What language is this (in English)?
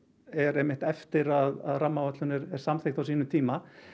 Icelandic